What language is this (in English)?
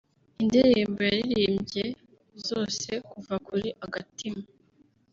Kinyarwanda